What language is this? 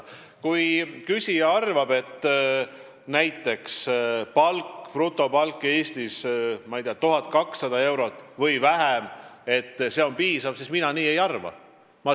Estonian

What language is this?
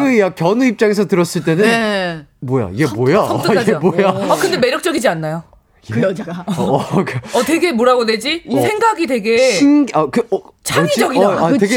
Korean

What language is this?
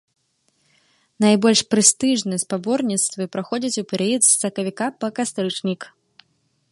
Belarusian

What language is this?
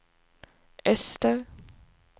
Swedish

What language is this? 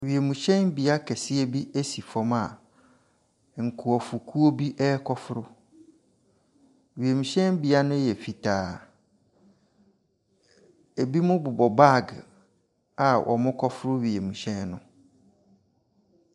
Akan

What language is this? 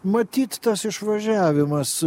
Lithuanian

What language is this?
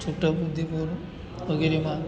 Gujarati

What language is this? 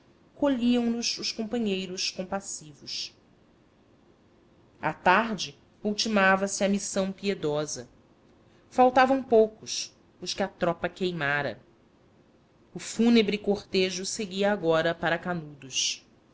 Portuguese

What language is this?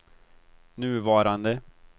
Swedish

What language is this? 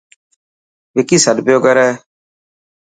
Dhatki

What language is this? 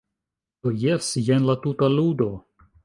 Esperanto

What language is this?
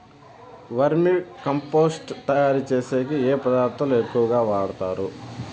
Telugu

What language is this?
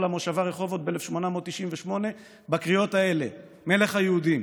Hebrew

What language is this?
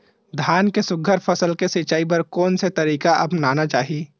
Chhattisgarhi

